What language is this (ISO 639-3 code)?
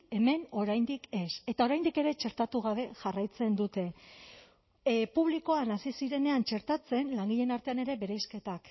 eus